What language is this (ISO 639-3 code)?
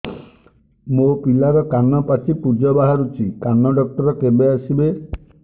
ori